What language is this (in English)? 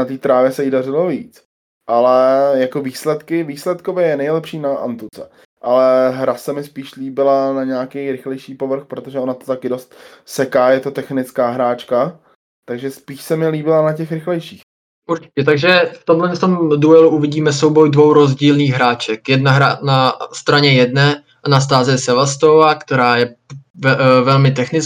Czech